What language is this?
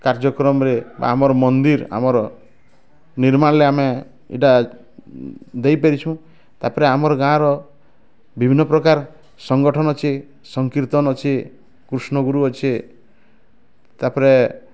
Odia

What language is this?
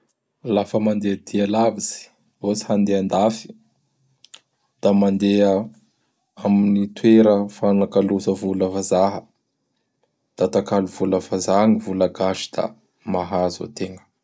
Bara Malagasy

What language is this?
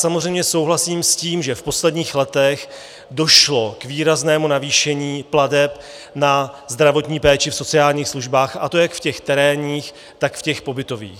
Czech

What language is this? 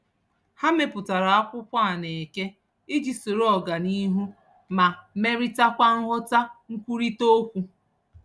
Igbo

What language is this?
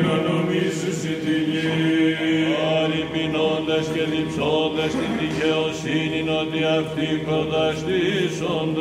Greek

